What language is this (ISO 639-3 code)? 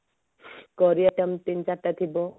ori